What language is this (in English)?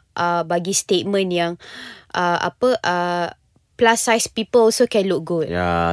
Malay